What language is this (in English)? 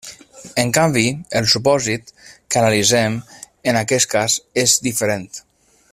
Catalan